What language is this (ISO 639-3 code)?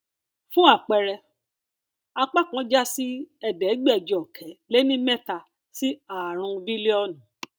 yor